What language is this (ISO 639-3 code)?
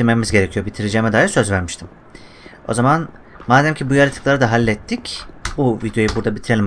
tur